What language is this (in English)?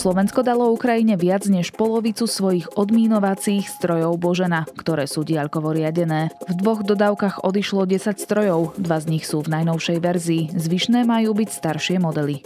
Slovak